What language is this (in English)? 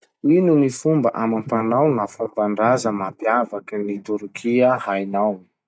Masikoro Malagasy